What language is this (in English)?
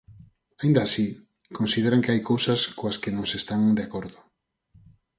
Galician